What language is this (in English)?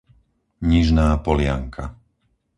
Slovak